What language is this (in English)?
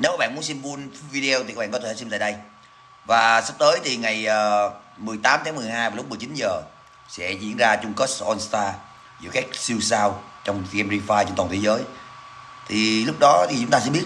Vietnamese